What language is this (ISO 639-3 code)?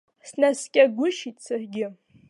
abk